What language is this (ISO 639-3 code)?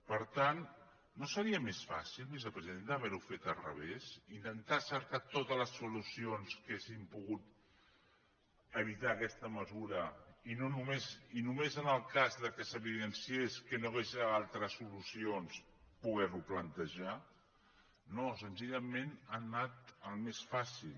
cat